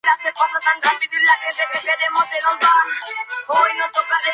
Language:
Spanish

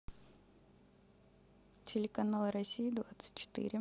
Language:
Russian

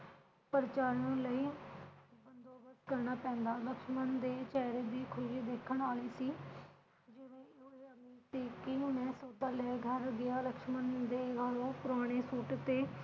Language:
Punjabi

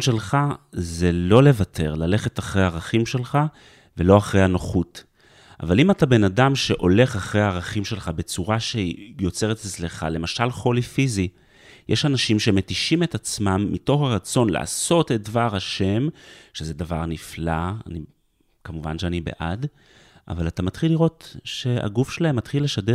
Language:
Hebrew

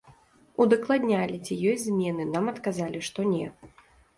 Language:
Belarusian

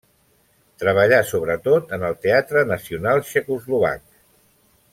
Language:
Catalan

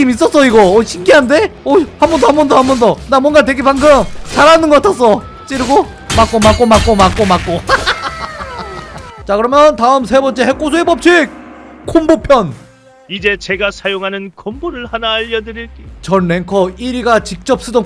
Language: Korean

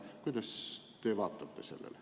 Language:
Estonian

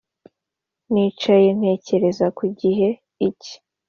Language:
Kinyarwanda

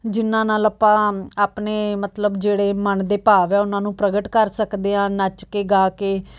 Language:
Punjabi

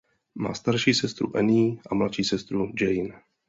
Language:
Czech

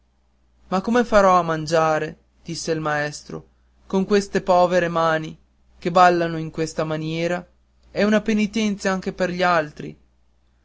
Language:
Italian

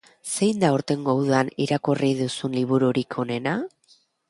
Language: Basque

